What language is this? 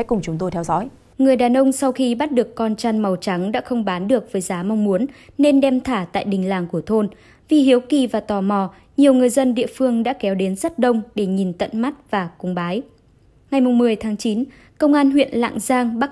Vietnamese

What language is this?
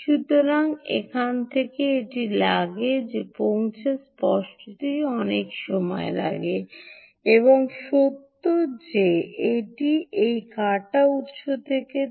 Bangla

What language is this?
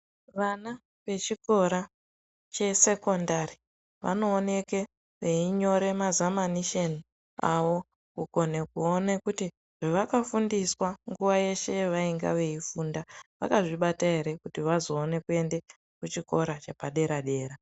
Ndau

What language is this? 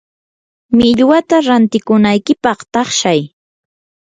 Yanahuanca Pasco Quechua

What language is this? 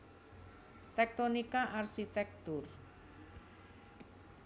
Javanese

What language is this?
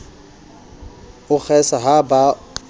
Southern Sotho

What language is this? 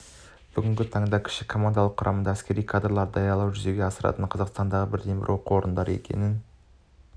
Kazakh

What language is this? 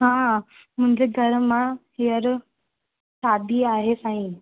Sindhi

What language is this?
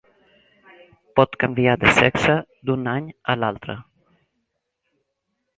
Catalan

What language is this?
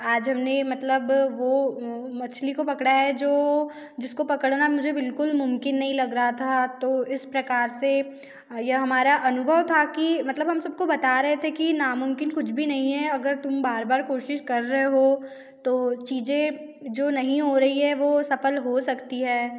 Hindi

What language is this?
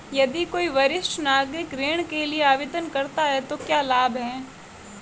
Hindi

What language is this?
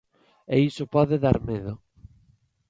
Galician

